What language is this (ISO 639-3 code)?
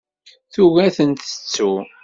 kab